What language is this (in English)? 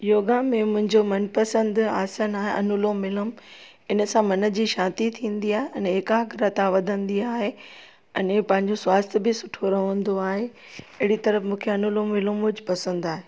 Sindhi